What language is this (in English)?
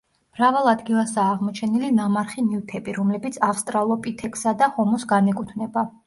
Georgian